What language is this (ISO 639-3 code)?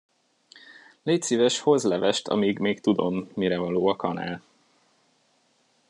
hun